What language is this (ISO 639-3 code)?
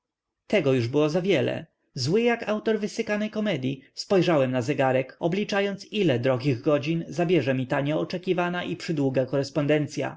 pol